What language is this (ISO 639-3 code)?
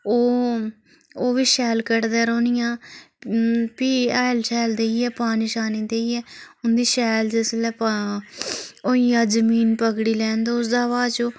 doi